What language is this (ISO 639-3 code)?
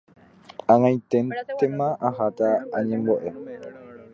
grn